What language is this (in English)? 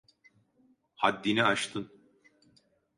Turkish